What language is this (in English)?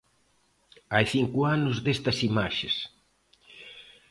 Galician